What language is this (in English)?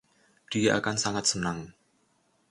Indonesian